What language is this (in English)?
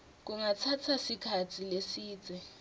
Swati